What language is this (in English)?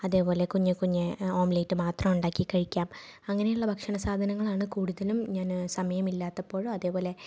Malayalam